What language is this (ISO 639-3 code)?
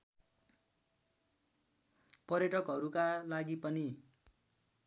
nep